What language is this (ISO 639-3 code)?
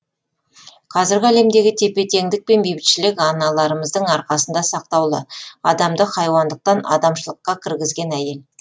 kaz